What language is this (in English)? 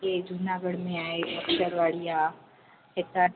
Sindhi